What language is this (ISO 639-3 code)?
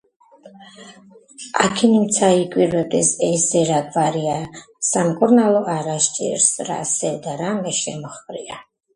kat